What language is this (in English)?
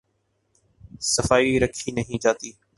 Urdu